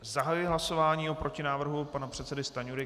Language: Czech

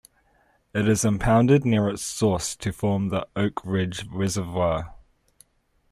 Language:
English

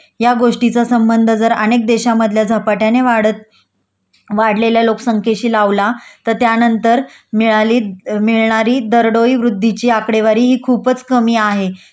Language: Marathi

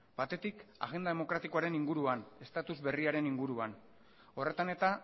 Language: Basque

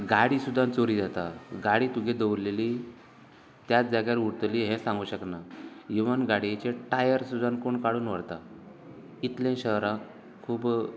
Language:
Konkani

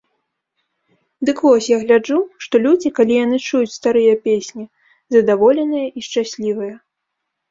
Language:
Belarusian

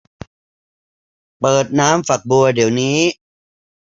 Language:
Thai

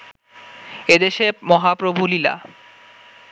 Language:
Bangla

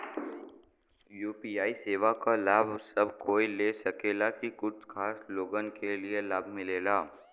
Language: Bhojpuri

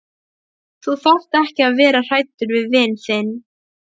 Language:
Icelandic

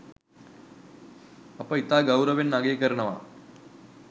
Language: Sinhala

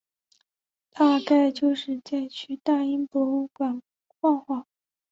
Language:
Chinese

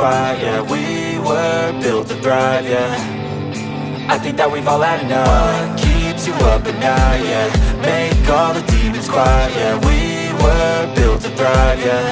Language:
Indonesian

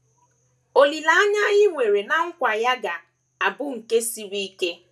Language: Igbo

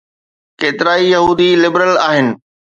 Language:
Sindhi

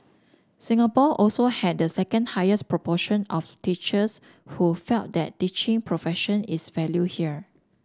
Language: English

